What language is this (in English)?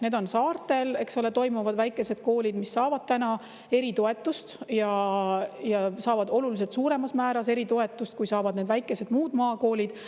Estonian